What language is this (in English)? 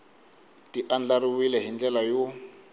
Tsonga